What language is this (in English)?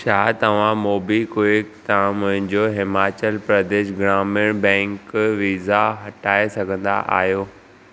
Sindhi